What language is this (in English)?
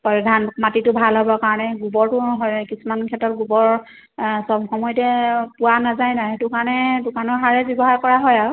Assamese